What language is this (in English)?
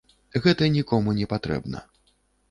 Belarusian